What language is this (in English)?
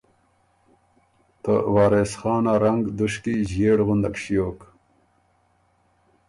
Ormuri